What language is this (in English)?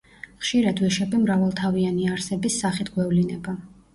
Georgian